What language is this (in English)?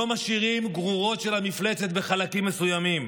Hebrew